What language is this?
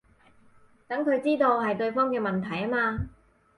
Cantonese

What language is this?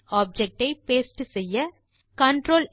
Tamil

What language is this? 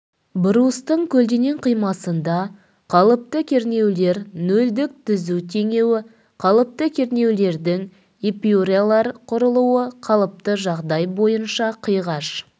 Kazakh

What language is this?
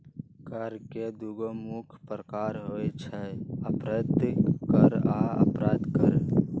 Magahi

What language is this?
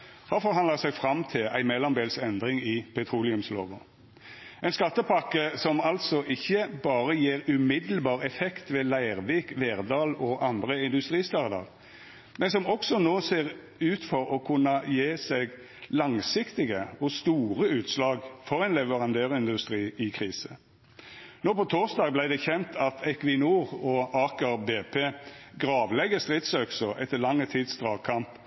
Norwegian Nynorsk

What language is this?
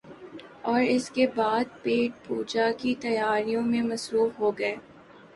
Urdu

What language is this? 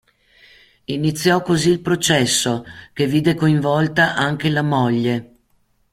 Italian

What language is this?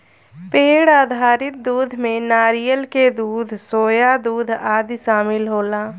Bhojpuri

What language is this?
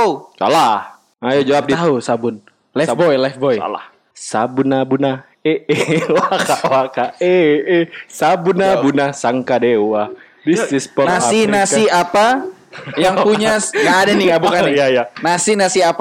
Indonesian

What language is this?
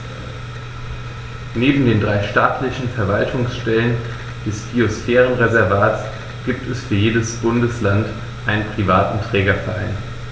German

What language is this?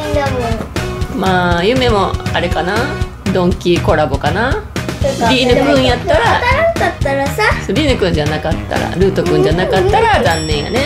Japanese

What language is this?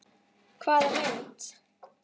Icelandic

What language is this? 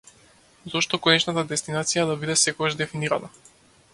Macedonian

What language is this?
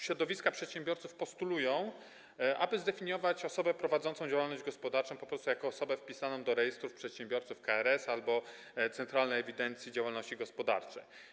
Polish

